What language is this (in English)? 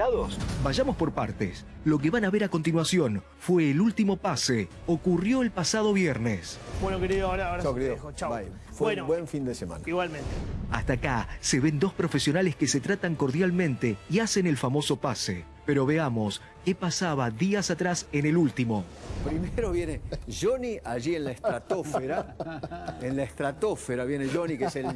Spanish